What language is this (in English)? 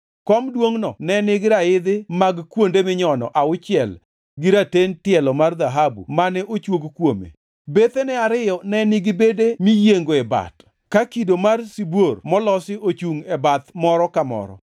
Luo (Kenya and Tanzania)